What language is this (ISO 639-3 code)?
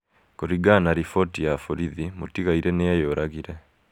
kik